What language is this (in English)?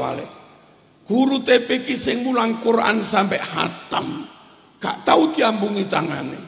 Indonesian